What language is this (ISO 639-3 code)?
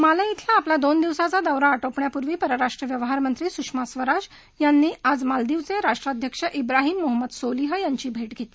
mar